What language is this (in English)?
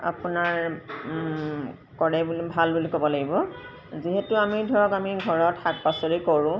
Assamese